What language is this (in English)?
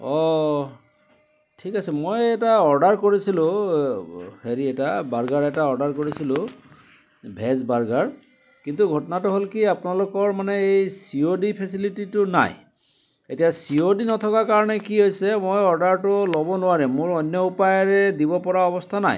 Assamese